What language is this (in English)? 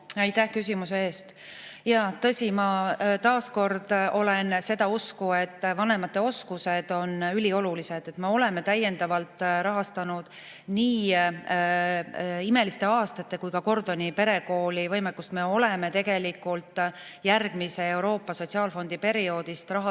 Estonian